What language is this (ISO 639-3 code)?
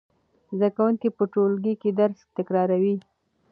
pus